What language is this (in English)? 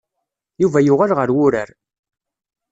Kabyle